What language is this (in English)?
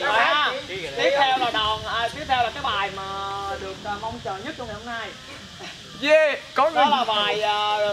Vietnamese